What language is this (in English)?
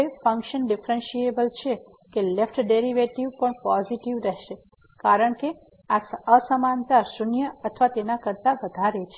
Gujarati